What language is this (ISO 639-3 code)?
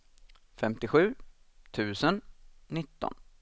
swe